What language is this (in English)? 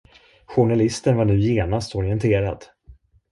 Swedish